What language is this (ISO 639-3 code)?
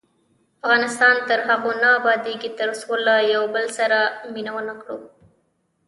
pus